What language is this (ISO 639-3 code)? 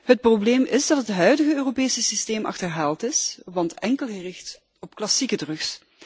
nld